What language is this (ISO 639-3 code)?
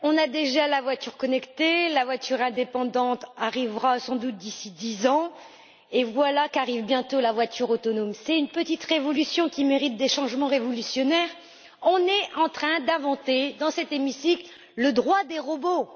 fra